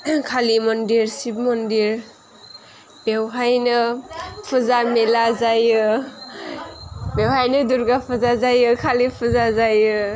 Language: Bodo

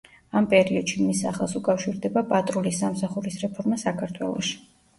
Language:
Georgian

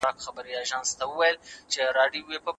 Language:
Pashto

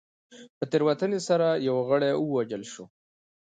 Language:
Pashto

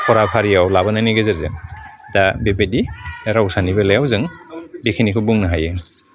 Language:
Bodo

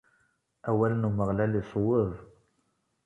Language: Kabyle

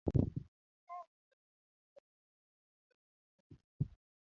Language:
Luo (Kenya and Tanzania)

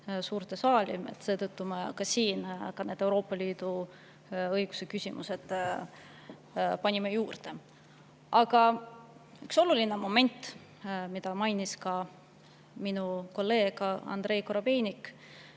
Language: Estonian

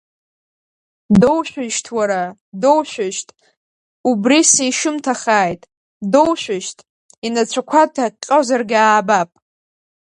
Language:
Abkhazian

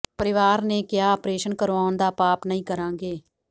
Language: Punjabi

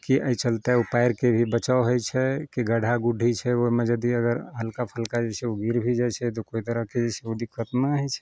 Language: Maithili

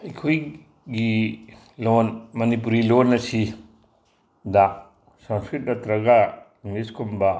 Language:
Manipuri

